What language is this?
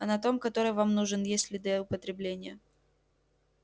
Russian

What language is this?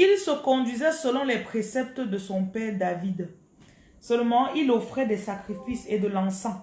French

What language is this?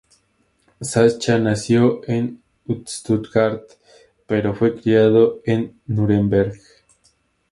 Spanish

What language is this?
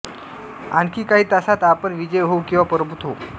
Marathi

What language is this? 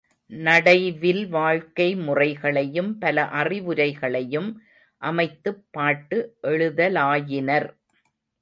Tamil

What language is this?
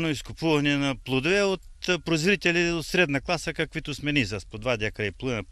Bulgarian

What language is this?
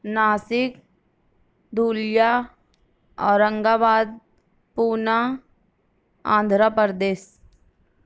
Urdu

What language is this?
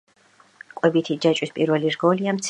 Georgian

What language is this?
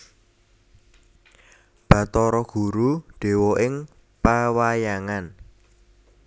Javanese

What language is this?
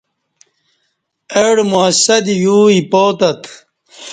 Kati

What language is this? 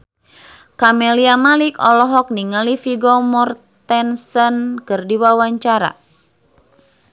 Sundanese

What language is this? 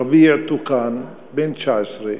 Hebrew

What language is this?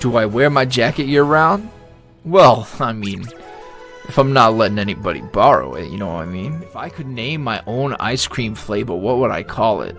English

